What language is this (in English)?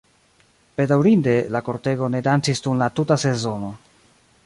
Esperanto